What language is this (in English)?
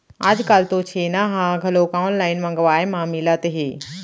Chhattisgarhi